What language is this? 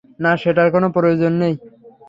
Bangla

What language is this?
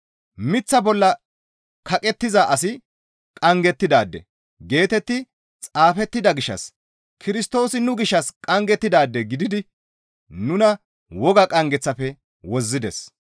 Gamo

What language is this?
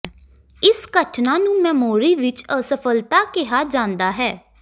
Punjabi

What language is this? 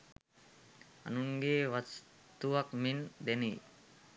Sinhala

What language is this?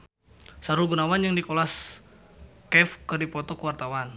Sundanese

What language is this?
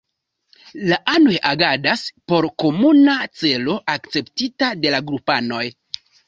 Esperanto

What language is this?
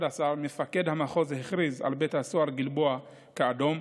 Hebrew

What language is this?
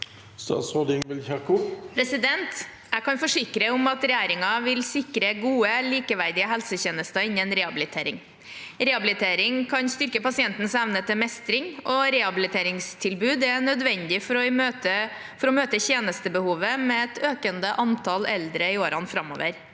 Norwegian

